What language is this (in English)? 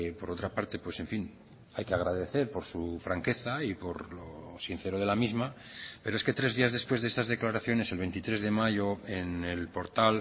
Spanish